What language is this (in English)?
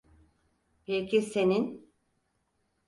Turkish